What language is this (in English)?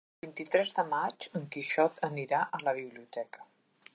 Catalan